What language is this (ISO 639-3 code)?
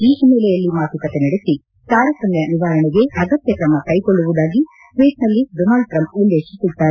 kan